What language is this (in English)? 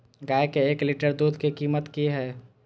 Maithili